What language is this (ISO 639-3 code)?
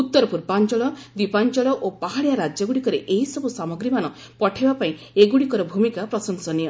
ori